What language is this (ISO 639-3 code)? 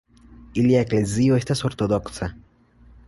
epo